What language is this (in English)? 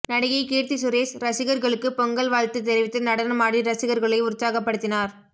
Tamil